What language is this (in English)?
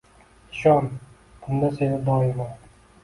Uzbek